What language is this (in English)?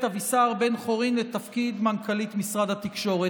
Hebrew